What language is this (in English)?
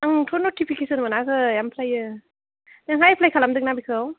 Bodo